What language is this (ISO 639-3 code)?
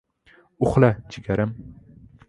uzb